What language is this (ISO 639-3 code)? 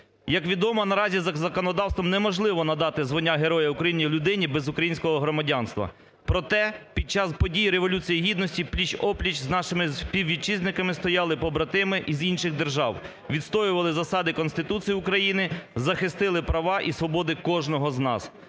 ukr